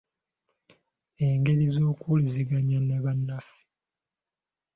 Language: Ganda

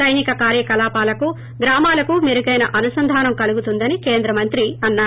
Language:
Telugu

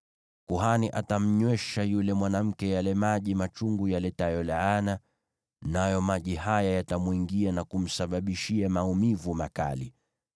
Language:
Swahili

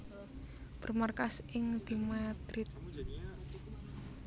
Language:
Javanese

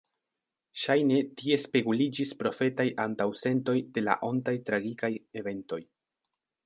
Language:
Esperanto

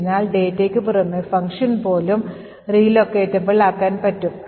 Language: Malayalam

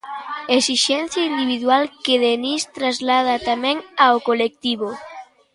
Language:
Galician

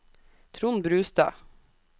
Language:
Norwegian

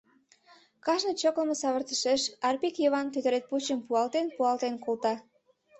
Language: Mari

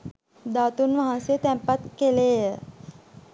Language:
Sinhala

